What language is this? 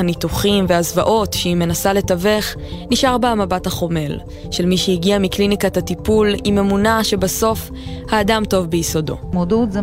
Hebrew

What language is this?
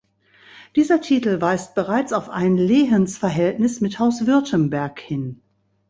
German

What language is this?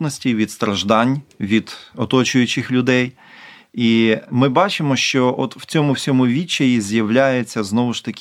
Ukrainian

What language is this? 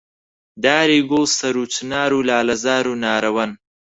Central Kurdish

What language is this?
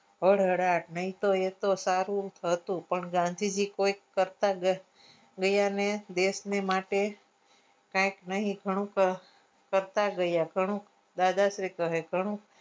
Gujarati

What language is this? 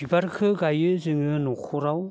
Bodo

